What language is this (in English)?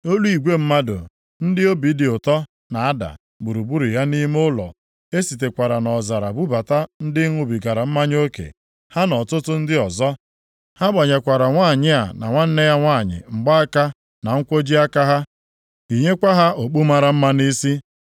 Igbo